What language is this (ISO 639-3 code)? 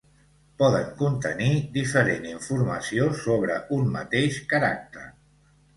cat